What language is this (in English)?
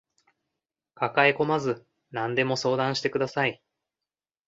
Japanese